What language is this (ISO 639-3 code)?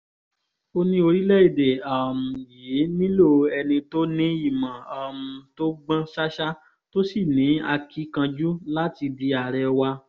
yor